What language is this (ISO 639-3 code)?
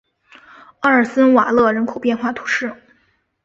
zho